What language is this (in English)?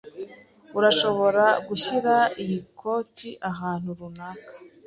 Kinyarwanda